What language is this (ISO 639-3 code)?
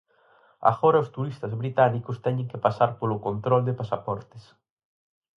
glg